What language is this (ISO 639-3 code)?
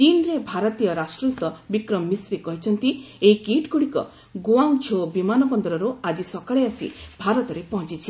ori